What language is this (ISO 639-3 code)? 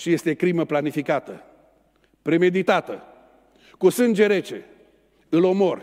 ron